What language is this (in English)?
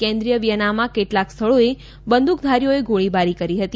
Gujarati